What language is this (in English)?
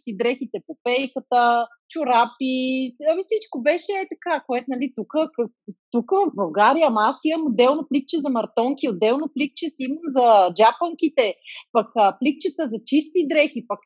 Bulgarian